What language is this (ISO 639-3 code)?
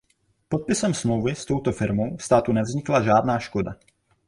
ces